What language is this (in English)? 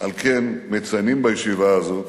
Hebrew